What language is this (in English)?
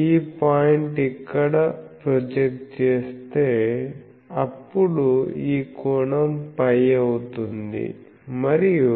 Telugu